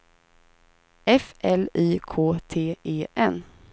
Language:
Swedish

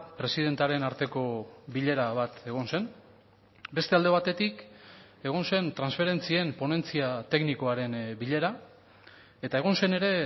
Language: Basque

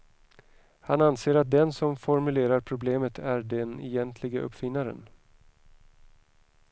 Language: Swedish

